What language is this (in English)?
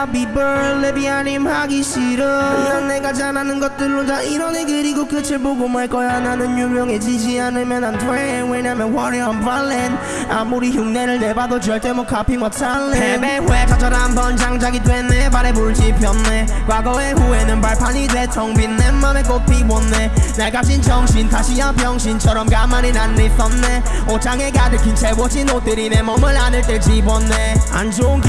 Korean